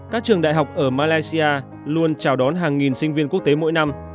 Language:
Vietnamese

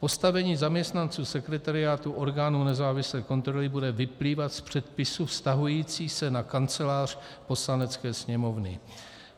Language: Czech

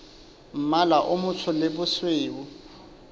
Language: Southern Sotho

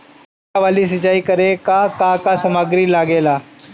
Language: Bhojpuri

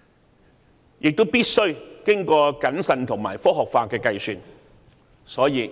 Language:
Cantonese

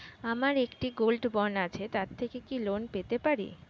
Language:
Bangla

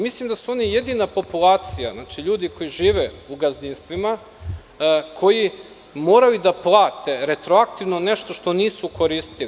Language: Serbian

